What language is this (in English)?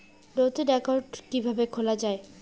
Bangla